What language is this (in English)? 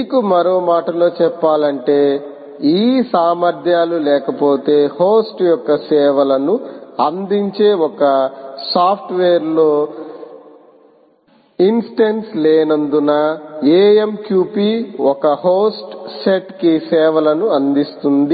Telugu